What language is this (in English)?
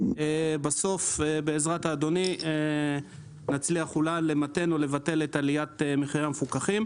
Hebrew